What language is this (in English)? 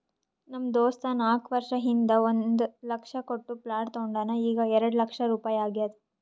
Kannada